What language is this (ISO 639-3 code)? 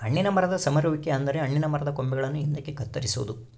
kan